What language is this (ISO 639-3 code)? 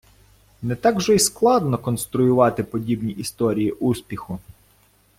ukr